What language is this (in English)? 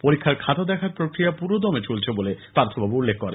Bangla